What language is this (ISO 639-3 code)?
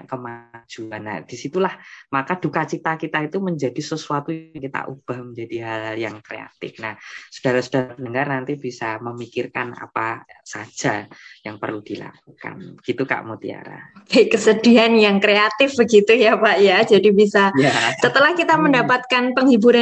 ind